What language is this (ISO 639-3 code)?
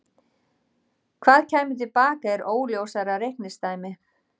isl